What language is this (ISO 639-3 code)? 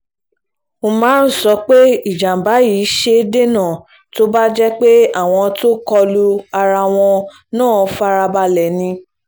yor